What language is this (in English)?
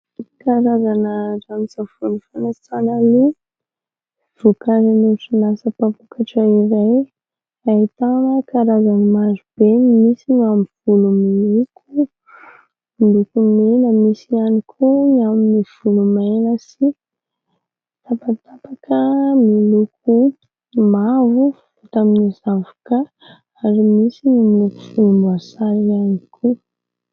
Malagasy